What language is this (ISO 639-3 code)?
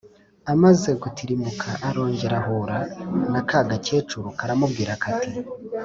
kin